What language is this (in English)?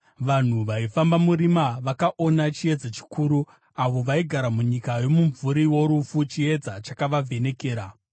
Shona